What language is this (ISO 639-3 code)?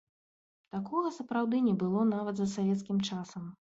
bel